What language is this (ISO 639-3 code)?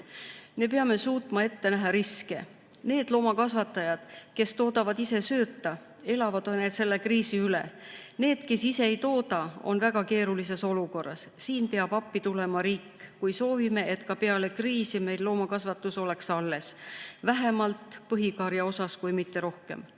est